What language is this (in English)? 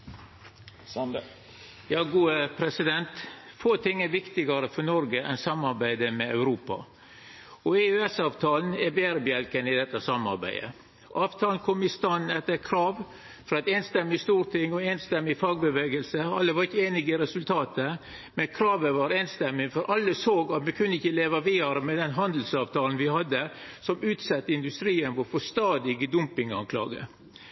Norwegian Nynorsk